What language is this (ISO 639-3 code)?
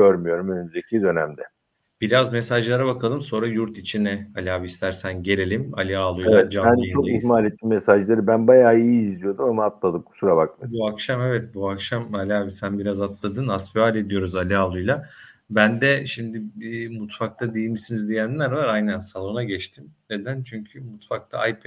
tur